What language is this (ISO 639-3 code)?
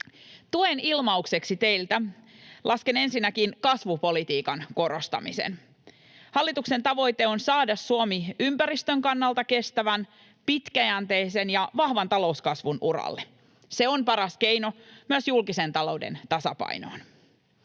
fin